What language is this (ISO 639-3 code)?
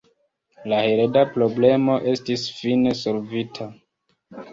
epo